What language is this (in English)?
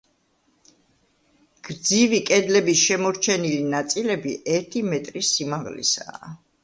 Georgian